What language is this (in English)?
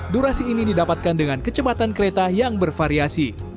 Indonesian